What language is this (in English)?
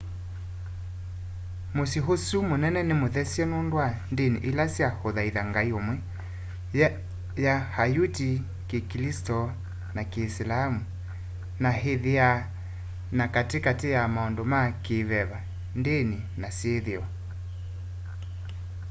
Kamba